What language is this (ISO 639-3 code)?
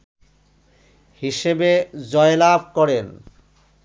ben